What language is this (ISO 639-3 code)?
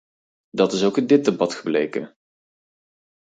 nld